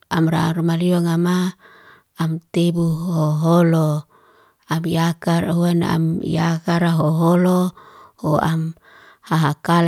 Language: Liana-Seti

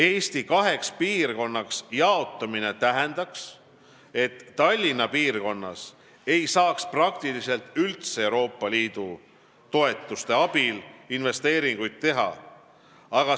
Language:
Estonian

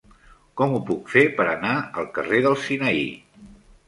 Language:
Catalan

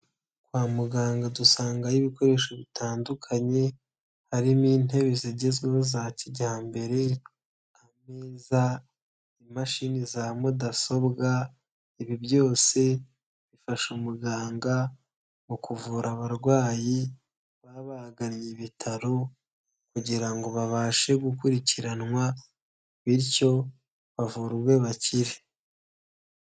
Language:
Kinyarwanda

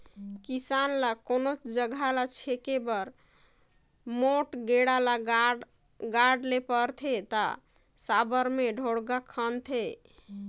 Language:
Chhattisgarhi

